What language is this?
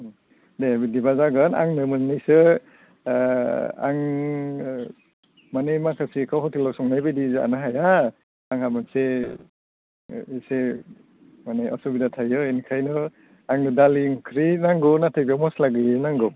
Bodo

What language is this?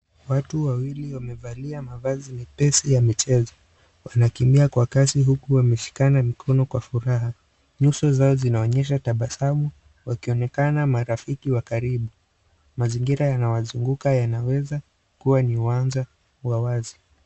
Swahili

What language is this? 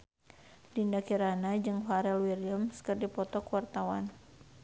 Sundanese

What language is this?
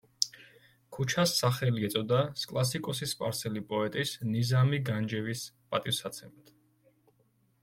Georgian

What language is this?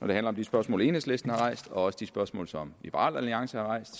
Danish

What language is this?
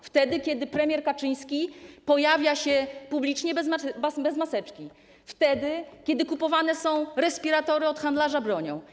Polish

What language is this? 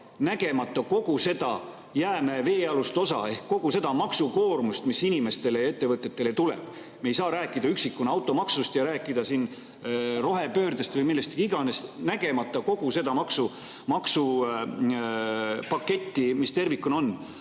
Estonian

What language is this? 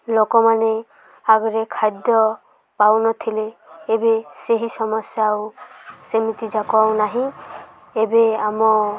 Odia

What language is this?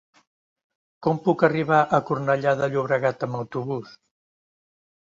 Catalan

